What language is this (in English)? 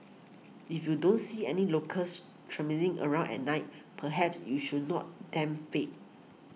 English